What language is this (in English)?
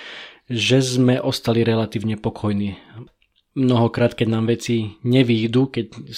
Slovak